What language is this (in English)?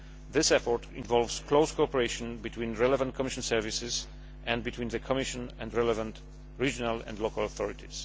English